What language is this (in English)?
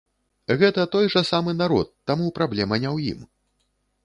Belarusian